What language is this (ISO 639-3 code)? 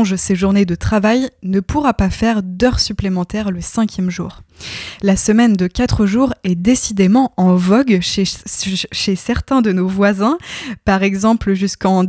fra